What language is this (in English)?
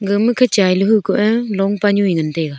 Wancho Naga